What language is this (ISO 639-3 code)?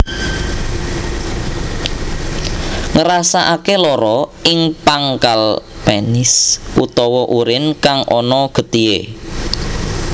jav